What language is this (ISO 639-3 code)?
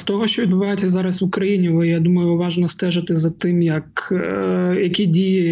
ukr